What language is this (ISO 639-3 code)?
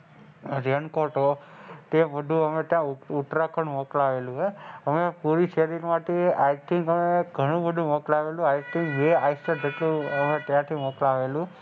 guj